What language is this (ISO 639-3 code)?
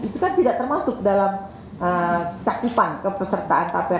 ind